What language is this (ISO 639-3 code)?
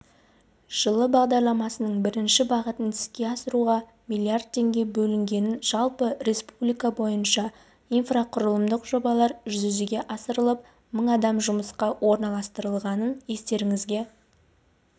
kaz